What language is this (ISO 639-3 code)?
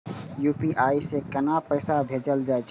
mai